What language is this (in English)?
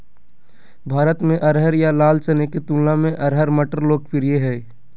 Magahi